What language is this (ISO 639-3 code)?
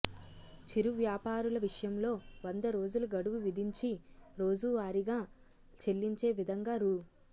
tel